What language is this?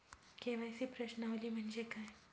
Marathi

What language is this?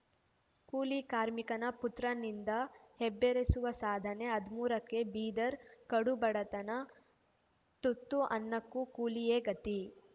Kannada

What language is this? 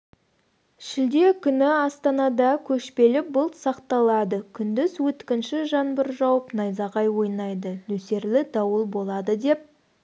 Kazakh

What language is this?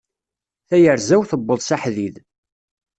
Kabyle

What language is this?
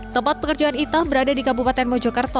Indonesian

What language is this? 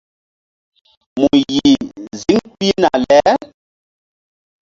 Mbum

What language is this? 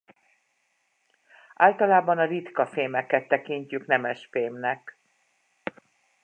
Hungarian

